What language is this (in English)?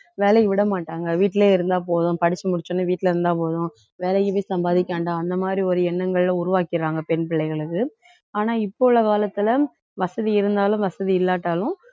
Tamil